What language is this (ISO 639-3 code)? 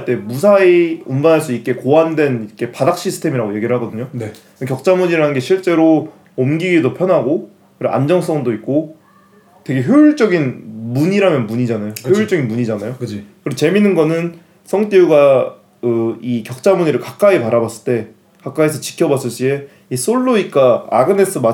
kor